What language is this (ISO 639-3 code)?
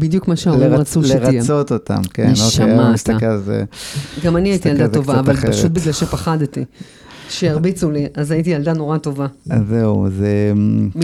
heb